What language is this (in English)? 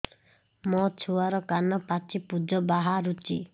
Odia